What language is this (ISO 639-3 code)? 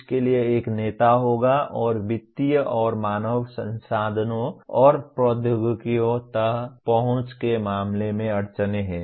hin